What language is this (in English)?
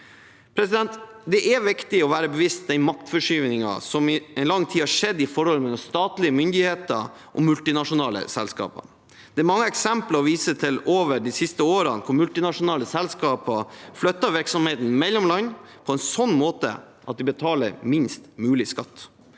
Norwegian